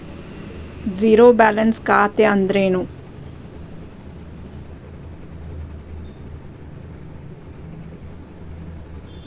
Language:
Kannada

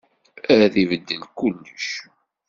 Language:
Kabyle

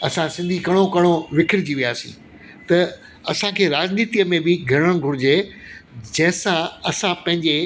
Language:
Sindhi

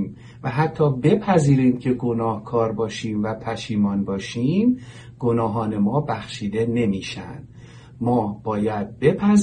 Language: Persian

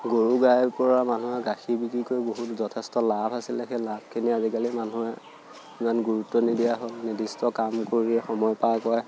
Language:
Assamese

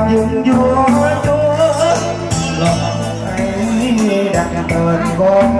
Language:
Vietnamese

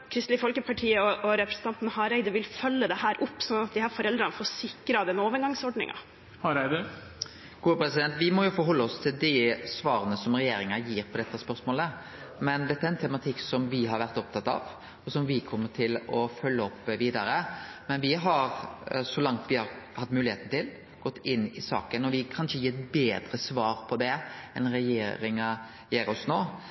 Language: Norwegian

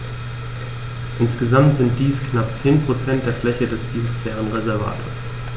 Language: German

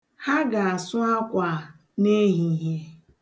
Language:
Igbo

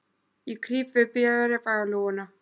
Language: Icelandic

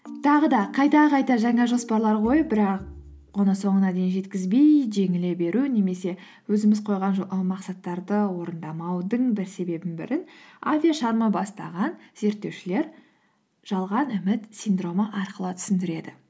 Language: Kazakh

